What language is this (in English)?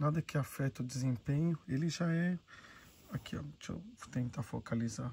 Portuguese